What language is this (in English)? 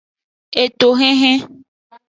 Aja (Benin)